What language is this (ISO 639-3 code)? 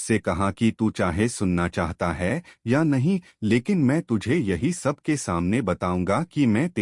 hin